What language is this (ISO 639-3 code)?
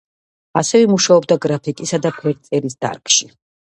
kat